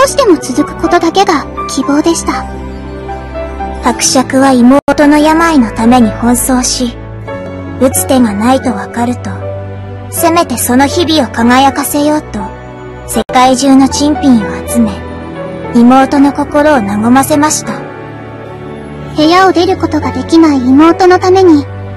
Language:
Japanese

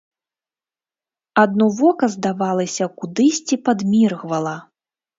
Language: Belarusian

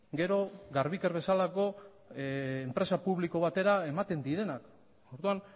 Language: Basque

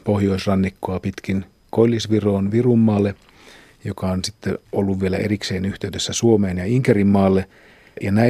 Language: Finnish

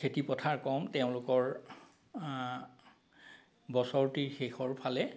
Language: Assamese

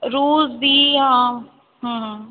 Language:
Punjabi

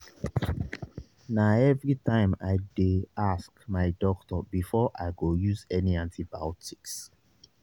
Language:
Nigerian Pidgin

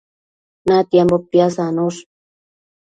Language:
Matsés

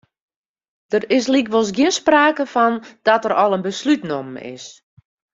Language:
Western Frisian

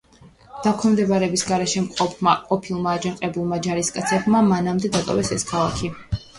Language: Georgian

